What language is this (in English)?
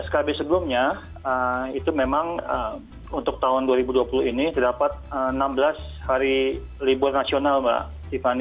Indonesian